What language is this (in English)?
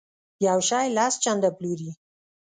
Pashto